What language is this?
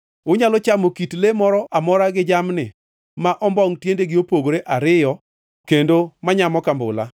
Luo (Kenya and Tanzania)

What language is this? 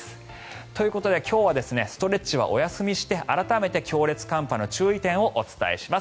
Japanese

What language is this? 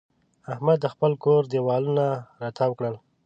Pashto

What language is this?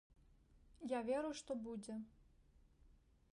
Belarusian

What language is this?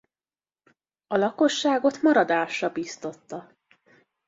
Hungarian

